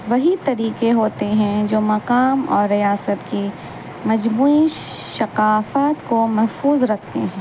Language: Urdu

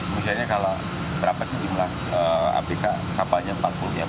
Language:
Indonesian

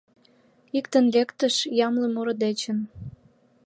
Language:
Mari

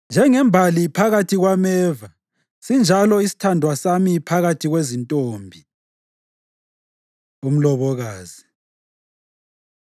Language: North Ndebele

